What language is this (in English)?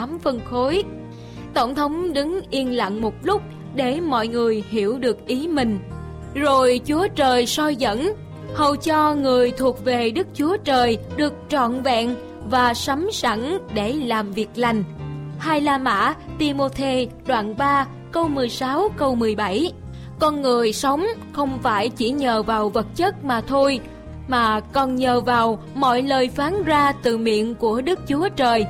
Vietnamese